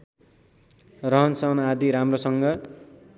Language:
Nepali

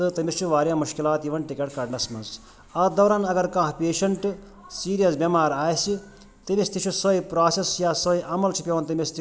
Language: Kashmiri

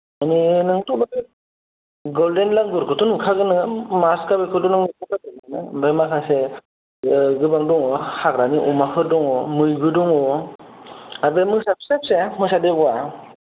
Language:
Bodo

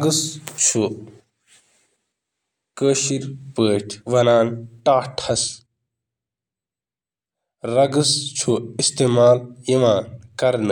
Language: Kashmiri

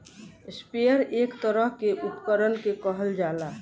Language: Bhojpuri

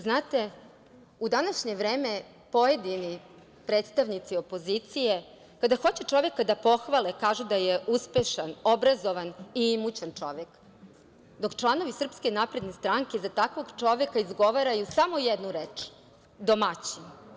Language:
Serbian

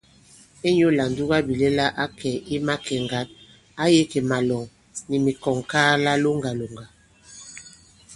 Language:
Bankon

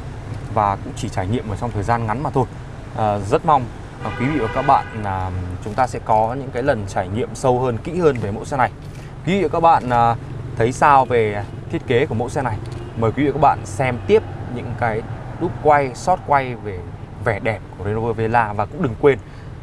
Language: Vietnamese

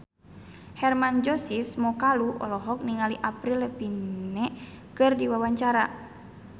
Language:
Sundanese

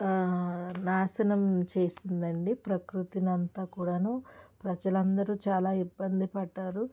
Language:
Telugu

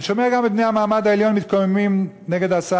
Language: Hebrew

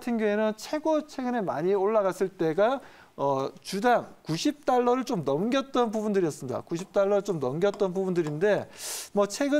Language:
Korean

